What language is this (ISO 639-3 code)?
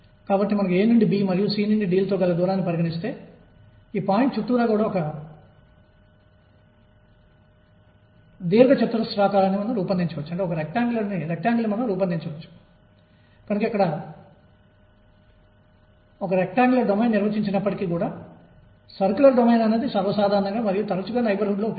tel